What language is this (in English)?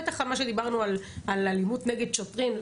Hebrew